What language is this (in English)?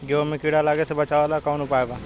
Bhojpuri